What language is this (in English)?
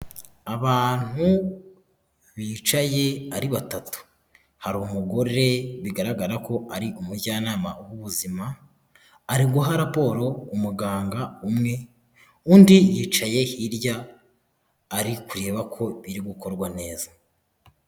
Kinyarwanda